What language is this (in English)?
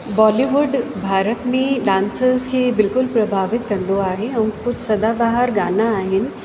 Sindhi